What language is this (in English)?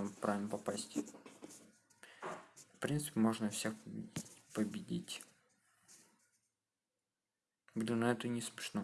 Russian